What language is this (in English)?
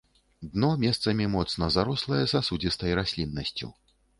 Belarusian